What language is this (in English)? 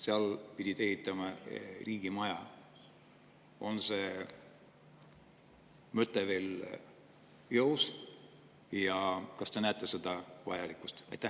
Estonian